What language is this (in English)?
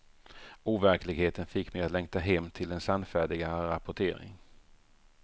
Swedish